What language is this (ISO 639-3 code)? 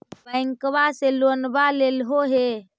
mag